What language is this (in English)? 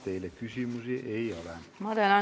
Estonian